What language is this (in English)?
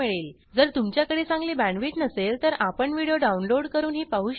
Marathi